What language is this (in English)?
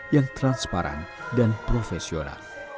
Indonesian